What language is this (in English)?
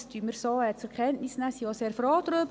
Swiss German